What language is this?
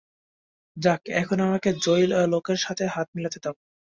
Bangla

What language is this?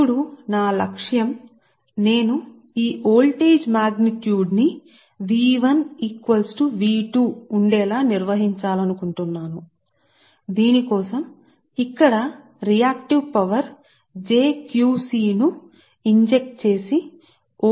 Telugu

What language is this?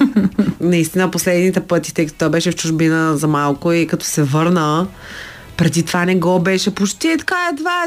Bulgarian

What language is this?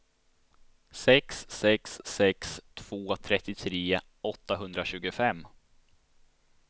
Swedish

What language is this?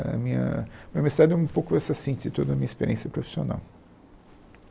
Portuguese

